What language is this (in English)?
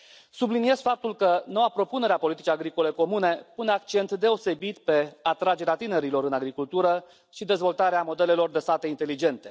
Romanian